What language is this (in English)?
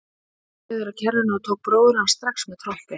Icelandic